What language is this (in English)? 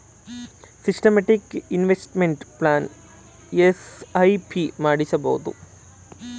Kannada